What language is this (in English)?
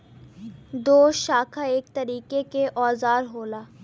Bhojpuri